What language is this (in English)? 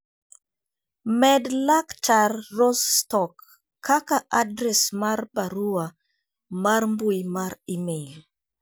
Luo (Kenya and Tanzania)